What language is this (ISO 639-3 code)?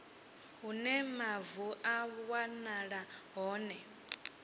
ven